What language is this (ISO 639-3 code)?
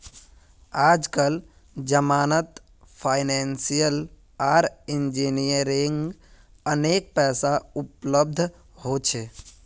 mag